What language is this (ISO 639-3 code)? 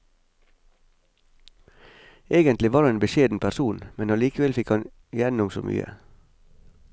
nor